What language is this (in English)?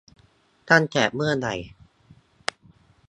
Thai